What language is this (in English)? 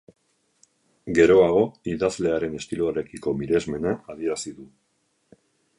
Basque